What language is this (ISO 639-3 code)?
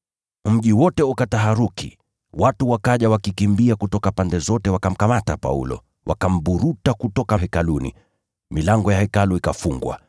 swa